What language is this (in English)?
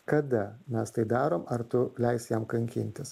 Lithuanian